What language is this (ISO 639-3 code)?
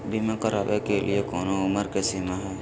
mag